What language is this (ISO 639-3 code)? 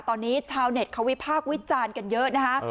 tha